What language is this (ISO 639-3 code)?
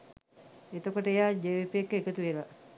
sin